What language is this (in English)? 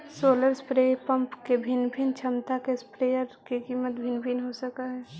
Magahi